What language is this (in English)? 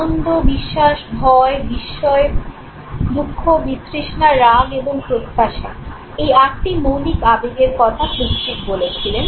Bangla